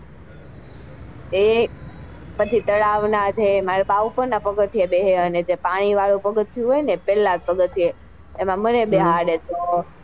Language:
Gujarati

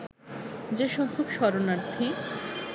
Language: Bangla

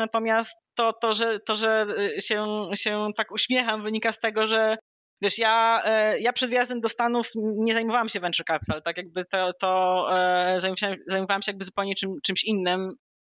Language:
Polish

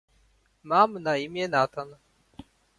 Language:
Polish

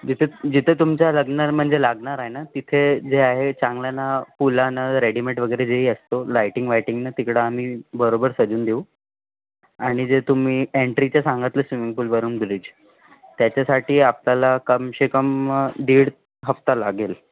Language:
Marathi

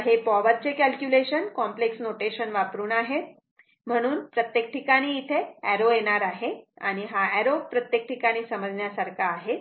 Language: Marathi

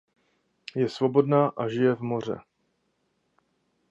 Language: Czech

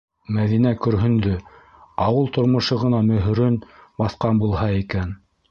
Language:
Bashkir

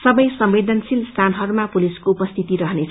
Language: Nepali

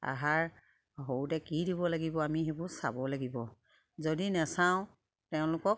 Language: Assamese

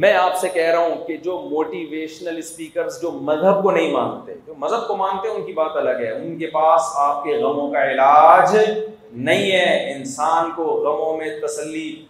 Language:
Urdu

